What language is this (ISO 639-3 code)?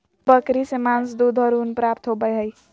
mag